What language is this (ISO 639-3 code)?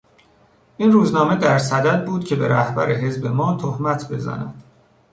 fas